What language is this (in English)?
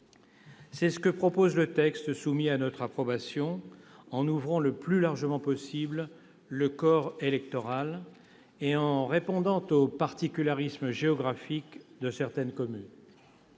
French